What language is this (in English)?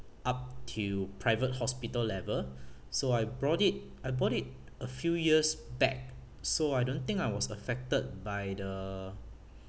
English